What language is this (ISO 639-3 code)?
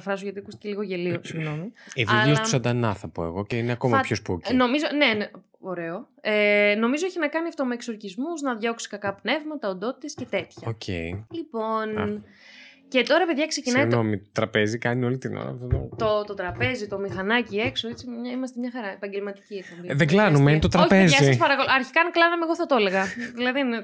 ell